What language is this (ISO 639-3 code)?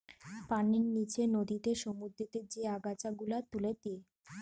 ben